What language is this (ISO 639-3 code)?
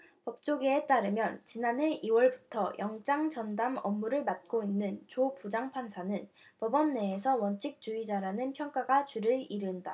kor